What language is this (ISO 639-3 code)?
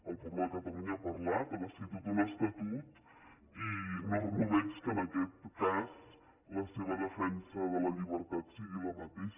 cat